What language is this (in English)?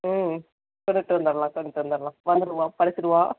Tamil